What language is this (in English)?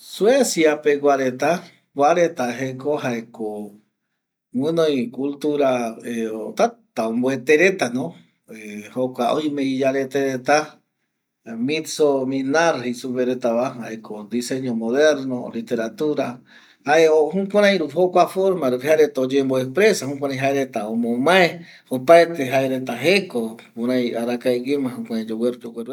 Eastern Bolivian Guaraní